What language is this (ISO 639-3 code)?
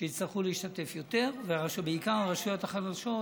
heb